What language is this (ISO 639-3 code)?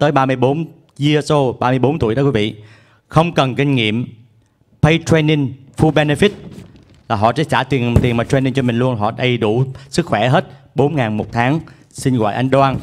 vie